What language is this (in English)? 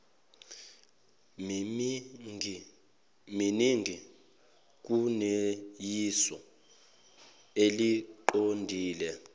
Zulu